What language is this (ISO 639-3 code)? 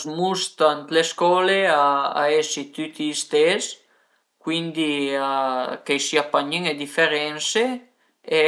pms